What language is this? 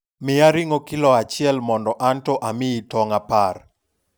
Luo (Kenya and Tanzania)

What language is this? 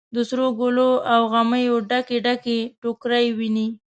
Pashto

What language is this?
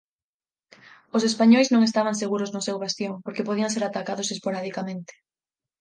Galician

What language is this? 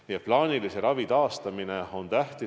Estonian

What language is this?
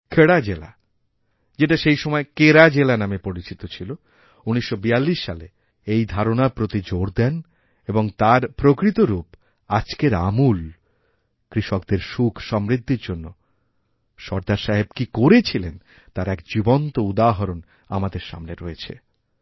Bangla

